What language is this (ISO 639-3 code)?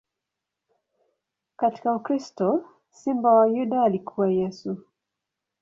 swa